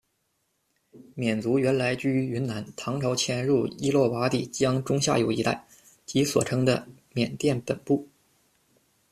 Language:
Chinese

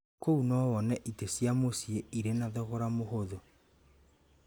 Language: Kikuyu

